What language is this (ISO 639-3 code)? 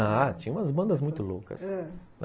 por